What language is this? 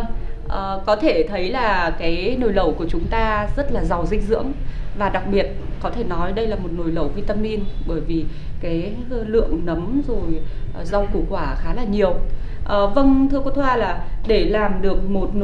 Vietnamese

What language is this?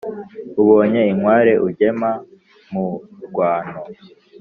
Kinyarwanda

